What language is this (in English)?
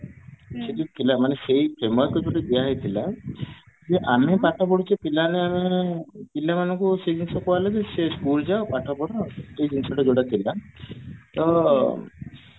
Odia